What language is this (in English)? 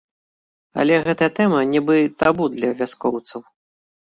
Belarusian